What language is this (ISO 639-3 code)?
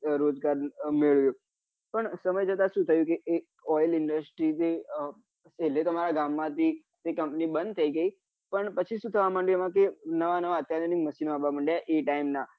guj